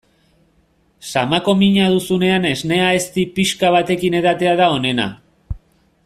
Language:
Basque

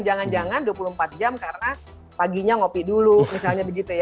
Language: Indonesian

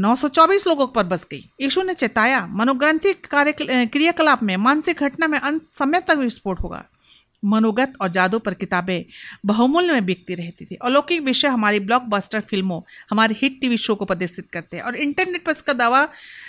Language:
Hindi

